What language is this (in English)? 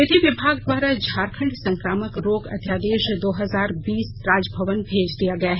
Hindi